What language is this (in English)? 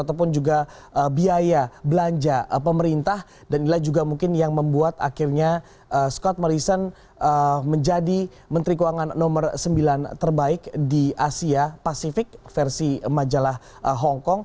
Indonesian